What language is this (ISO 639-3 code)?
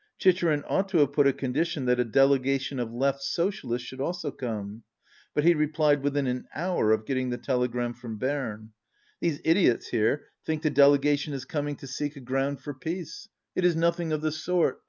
eng